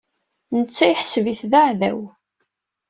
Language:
Kabyle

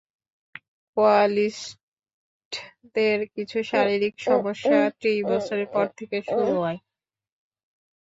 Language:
Bangla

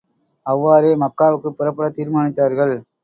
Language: Tamil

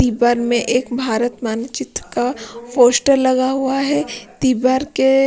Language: Hindi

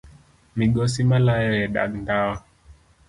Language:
Luo (Kenya and Tanzania)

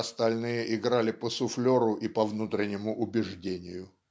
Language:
Russian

